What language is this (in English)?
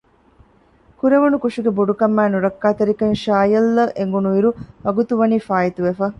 Divehi